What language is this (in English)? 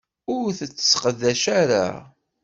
Kabyle